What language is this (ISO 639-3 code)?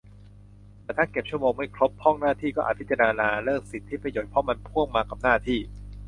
tha